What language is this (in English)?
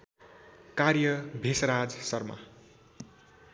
Nepali